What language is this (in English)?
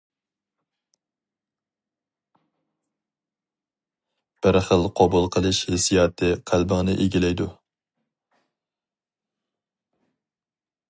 Uyghur